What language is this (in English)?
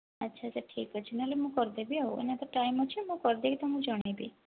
Odia